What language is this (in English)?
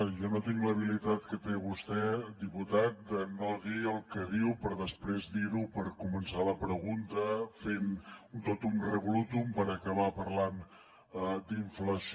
Catalan